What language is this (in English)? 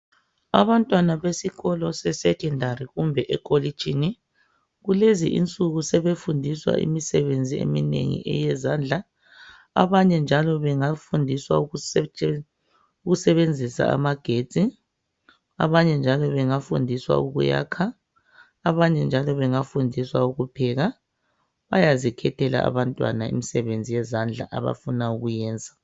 North Ndebele